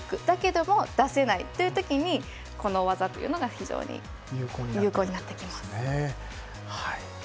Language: Japanese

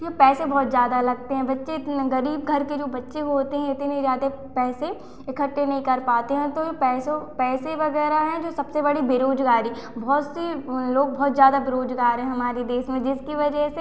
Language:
Hindi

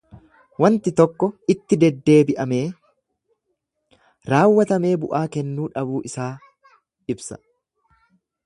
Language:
Oromo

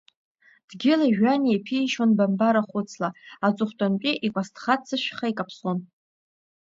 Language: Abkhazian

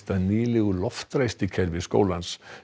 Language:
Icelandic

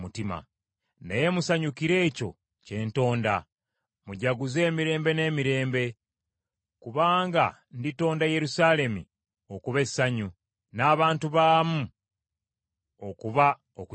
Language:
Ganda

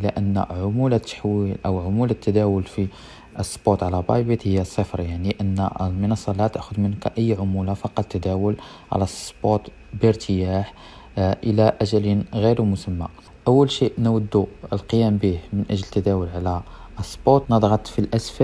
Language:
Arabic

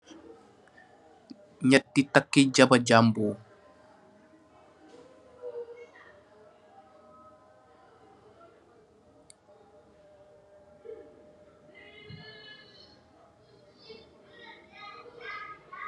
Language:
Wolof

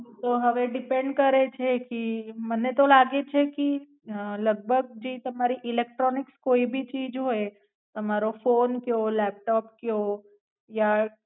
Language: Gujarati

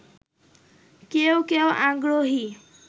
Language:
Bangla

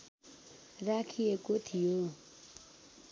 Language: Nepali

